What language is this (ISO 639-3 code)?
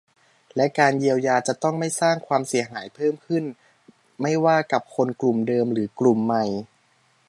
tha